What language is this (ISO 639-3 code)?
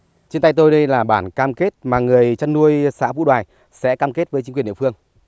vie